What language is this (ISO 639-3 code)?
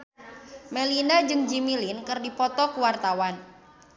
sun